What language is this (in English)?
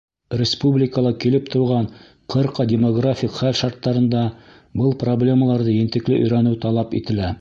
Bashkir